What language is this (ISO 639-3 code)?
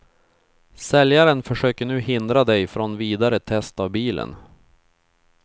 swe